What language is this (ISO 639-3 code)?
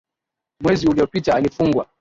swa